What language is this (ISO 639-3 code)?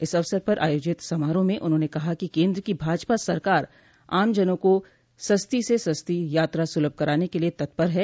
hin